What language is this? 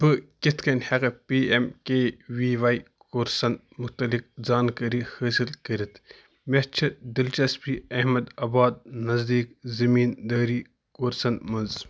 Kashmiri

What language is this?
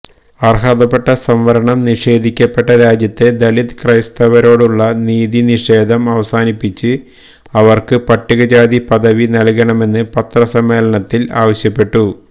Malayalam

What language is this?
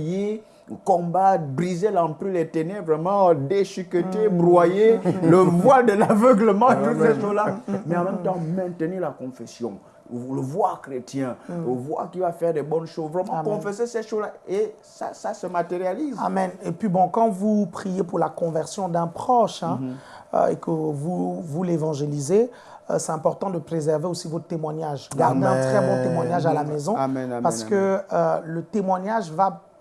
French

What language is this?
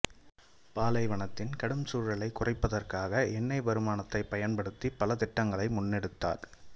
Tamil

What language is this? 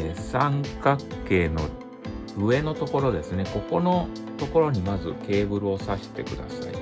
Japanese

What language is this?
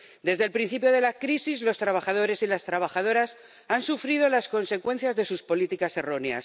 Spanish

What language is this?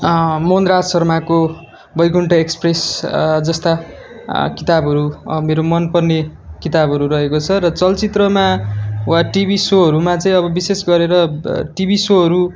Nepali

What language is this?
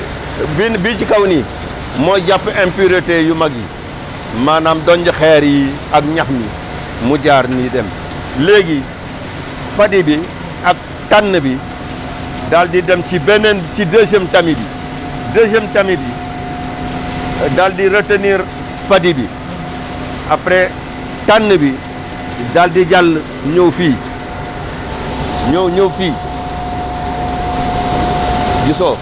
Wolof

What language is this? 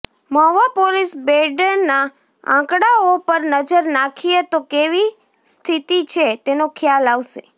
Gujarati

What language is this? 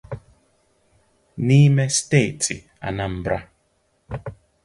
Igbo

